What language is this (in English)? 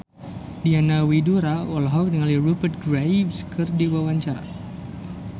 Sundanese